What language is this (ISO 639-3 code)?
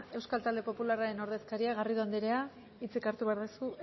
eus